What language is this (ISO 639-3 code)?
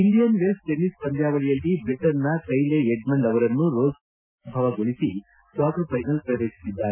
kan